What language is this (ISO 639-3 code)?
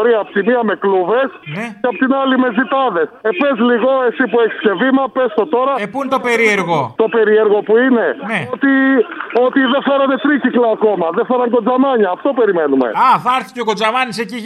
ell